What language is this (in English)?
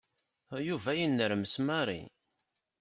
Kabyle